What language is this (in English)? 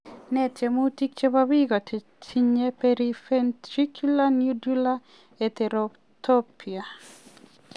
Kalenjin